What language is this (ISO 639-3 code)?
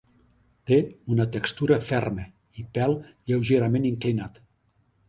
cat